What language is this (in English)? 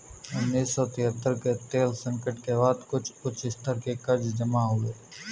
Hindi